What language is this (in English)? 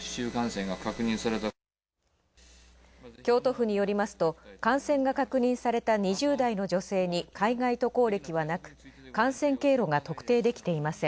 Japanese